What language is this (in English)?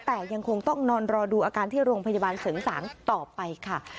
Thai